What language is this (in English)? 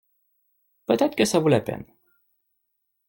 French